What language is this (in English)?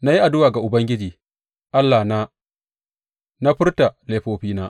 Hausa